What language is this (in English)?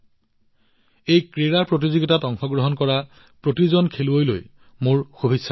Assamese